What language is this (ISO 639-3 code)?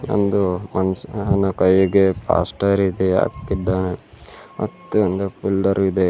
kan